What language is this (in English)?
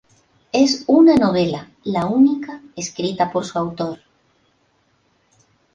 Spanish